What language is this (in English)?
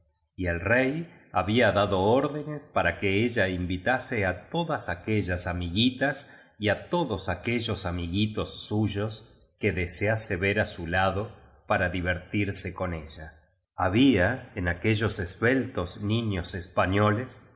Spanish